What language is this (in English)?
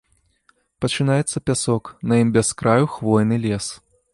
Belarusian